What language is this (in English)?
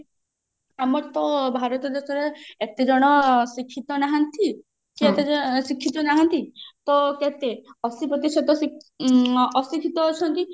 Odia